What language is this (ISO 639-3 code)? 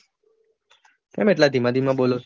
guj